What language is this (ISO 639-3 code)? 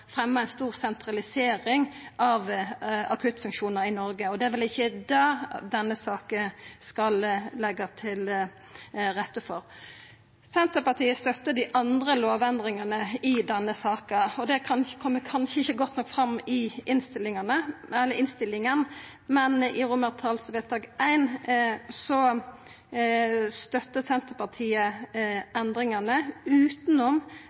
nno